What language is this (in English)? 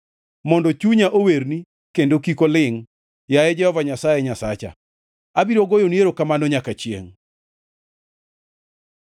Luo (Kenya and Tanzania)